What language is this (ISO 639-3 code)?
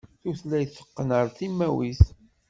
kab